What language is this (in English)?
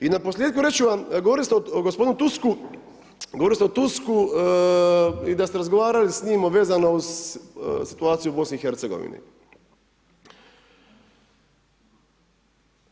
Croatian